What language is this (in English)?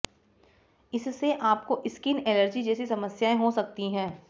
Hindi